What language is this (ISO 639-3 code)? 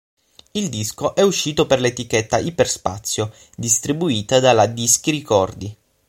ita